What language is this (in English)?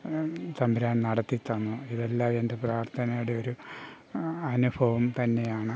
Malayalam